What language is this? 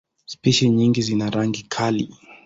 Swahili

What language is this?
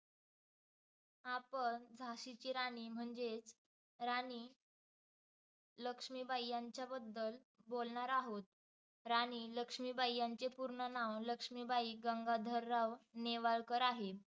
Marathi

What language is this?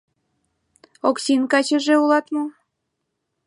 Mari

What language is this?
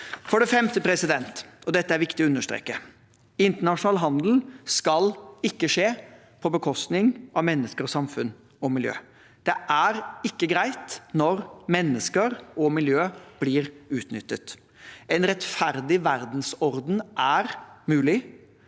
Norwegian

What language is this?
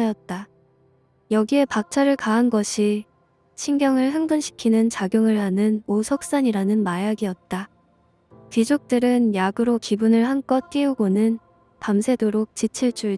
Korean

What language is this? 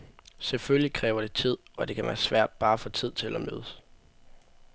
Danish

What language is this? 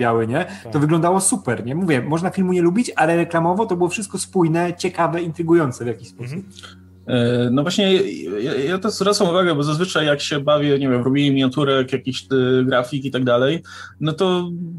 Polish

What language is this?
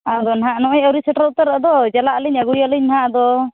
Santali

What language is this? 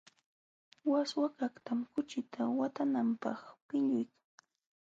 Jauja Wanca Quechua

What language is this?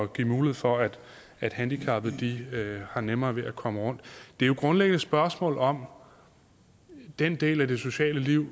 Danish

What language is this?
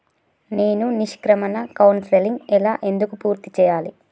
Telugu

